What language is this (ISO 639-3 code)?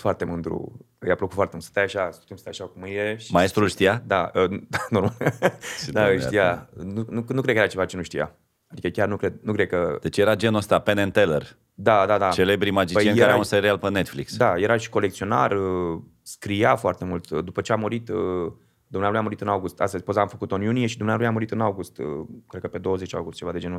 ron